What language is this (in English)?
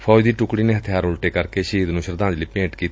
Punjabi